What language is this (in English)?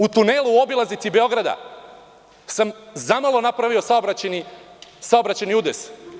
Serbian